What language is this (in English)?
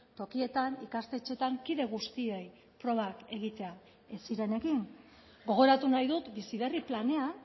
Basque